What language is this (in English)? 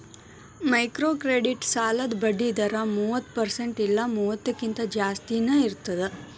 Kannada